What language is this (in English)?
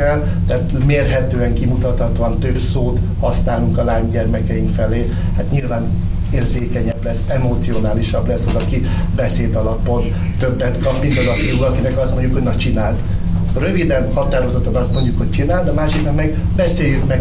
Hungarian